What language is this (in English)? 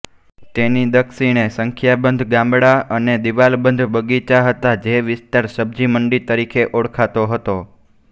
Gujarati